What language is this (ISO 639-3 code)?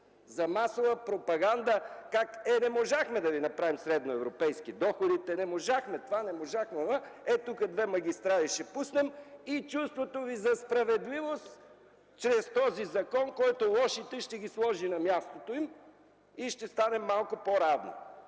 bul